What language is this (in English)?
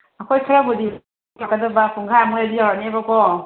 Manipuri